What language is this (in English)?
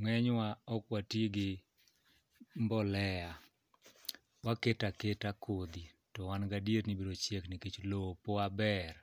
Luo (Kenya and Tanzania)